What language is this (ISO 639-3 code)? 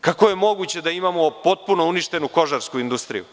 srp